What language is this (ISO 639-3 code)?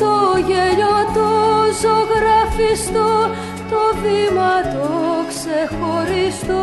ell